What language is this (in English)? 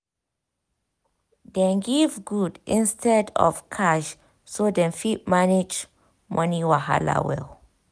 Nigerian Pidgin